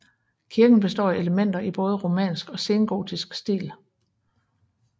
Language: Danish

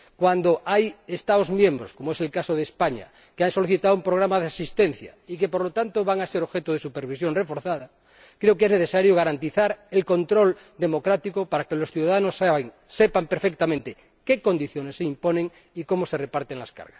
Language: Spanish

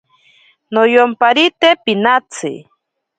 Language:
Ashéninka Perené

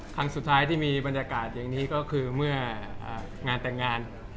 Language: Thai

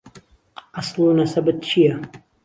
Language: Central Kurdish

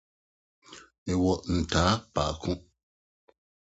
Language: Akan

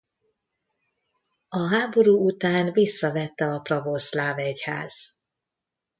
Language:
Hungarian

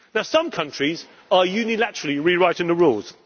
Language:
English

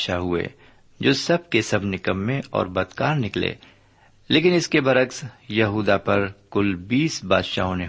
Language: Urdu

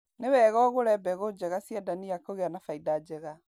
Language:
Kikuyu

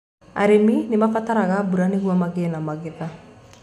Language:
Kikuyu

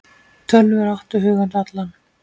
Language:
Icelandic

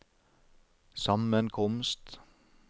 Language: Norwegian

